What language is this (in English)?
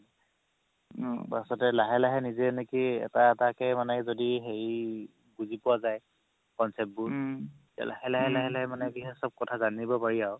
Assamese